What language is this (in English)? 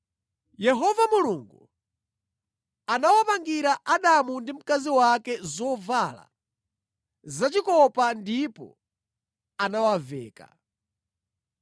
Nyanja